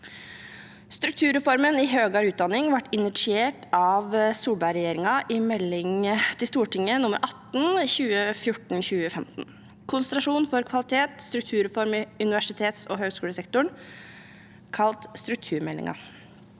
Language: Norwegian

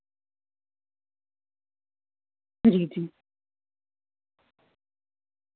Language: Dogri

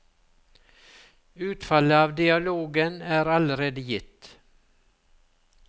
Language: Norwegian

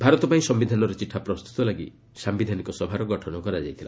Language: Odia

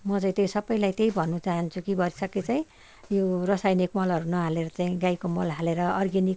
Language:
Nepali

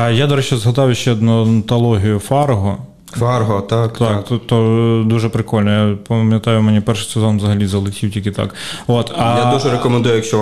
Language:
Ukrainian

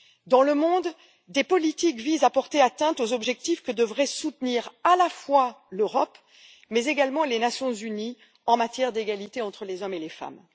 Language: French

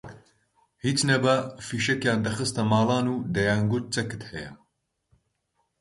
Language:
Central Kurdish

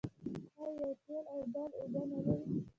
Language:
Pashto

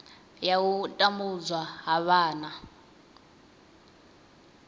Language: Venda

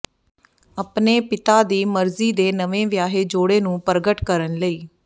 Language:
Punjabi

